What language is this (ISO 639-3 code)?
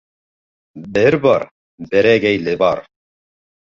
bak